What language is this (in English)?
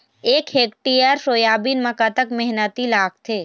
Chhattisgarhi